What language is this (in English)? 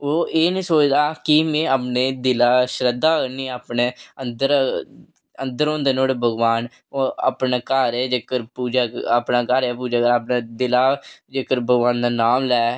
Dogri